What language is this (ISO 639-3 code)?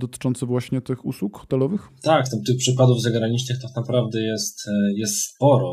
pol